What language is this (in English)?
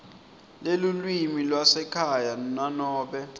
Swati